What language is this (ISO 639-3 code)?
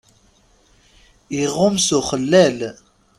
kab